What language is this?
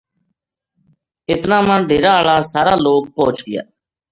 Gujari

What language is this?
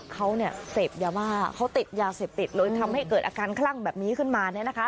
Thai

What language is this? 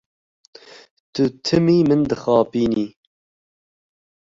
Kurdish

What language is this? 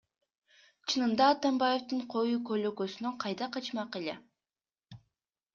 Kyrgyz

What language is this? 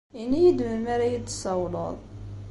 Kabyle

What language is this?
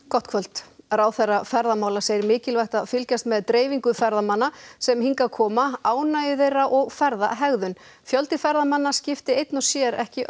Icelandic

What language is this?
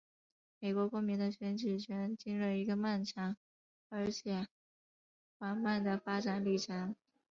Chinese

